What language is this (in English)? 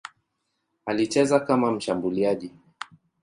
Swahili